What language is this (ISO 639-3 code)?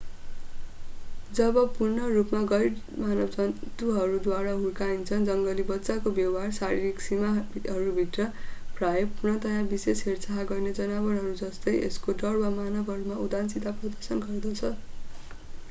nep